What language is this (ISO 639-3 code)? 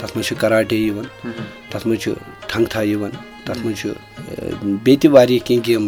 urd